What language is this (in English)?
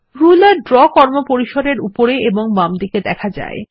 Bangla